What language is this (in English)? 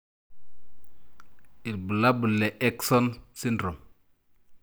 Masai